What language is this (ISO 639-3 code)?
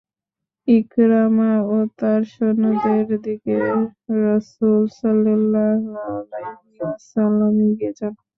ben